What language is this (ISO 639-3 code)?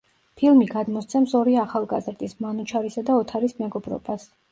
kat